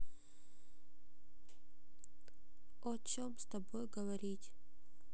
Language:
Russian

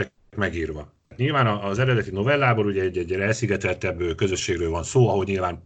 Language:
Hungarian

